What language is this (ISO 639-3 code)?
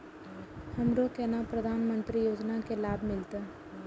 mai